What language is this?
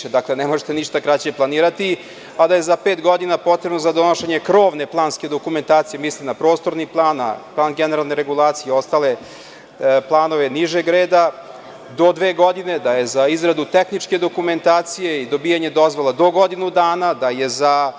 Serbian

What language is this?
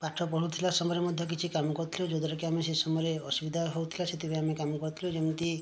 Odia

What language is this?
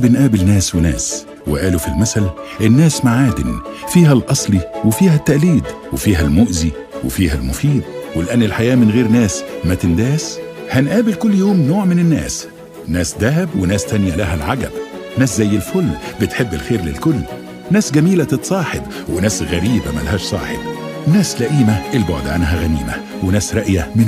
Arabic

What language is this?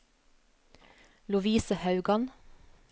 Norwegian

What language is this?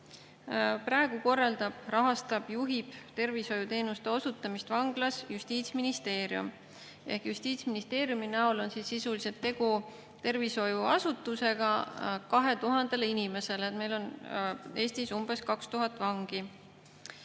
Estonian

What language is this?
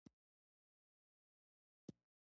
Pashto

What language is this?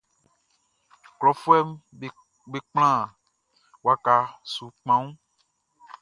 Baoulé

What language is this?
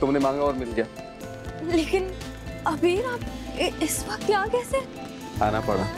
Hindi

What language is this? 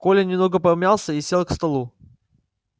Russian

